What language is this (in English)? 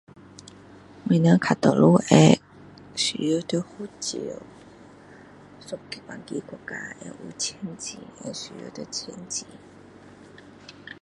Min Dong Chinese